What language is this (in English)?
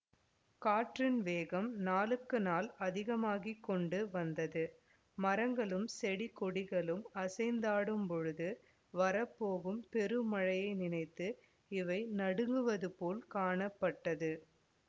Tamil